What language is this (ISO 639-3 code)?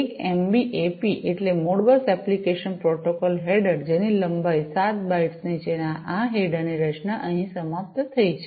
guj